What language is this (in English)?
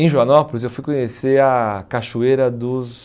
Portuguese